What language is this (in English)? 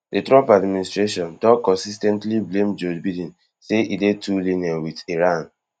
Nigerian Pidgin